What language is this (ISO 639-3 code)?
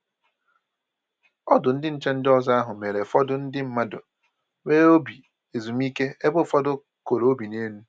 ibo